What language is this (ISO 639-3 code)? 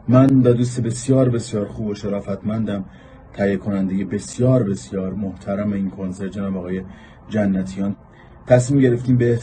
fas